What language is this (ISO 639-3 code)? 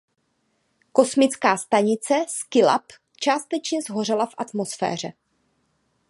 ces